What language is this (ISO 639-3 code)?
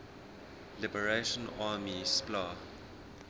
eng